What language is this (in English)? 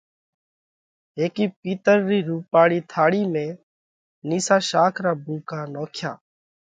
Parkari Koli